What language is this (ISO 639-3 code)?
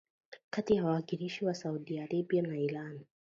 swa